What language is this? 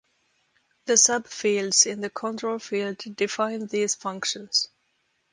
English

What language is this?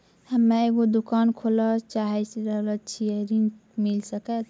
Maithili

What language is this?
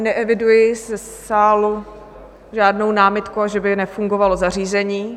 Czech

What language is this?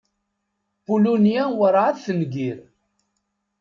Kabyle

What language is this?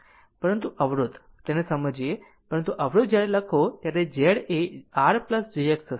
Gujarati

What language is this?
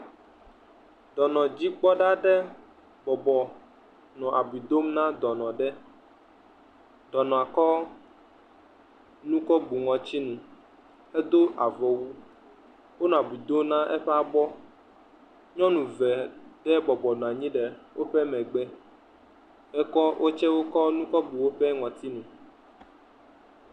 Ewe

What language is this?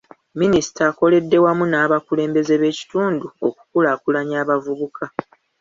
Ganda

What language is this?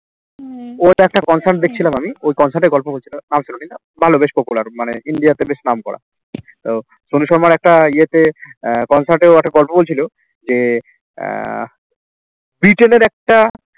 Bangla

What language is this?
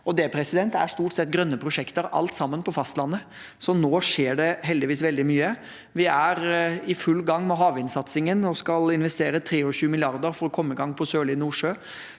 Norwegian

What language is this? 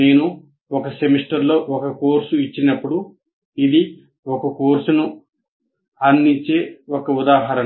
Telugu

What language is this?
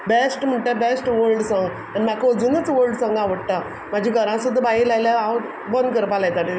Konkani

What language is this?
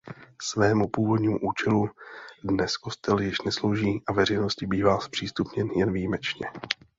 Czech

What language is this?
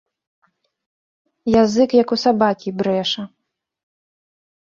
Belarusian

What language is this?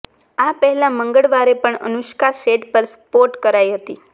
Gujarati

